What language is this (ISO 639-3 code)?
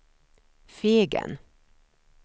swe